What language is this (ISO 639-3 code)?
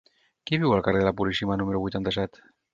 cat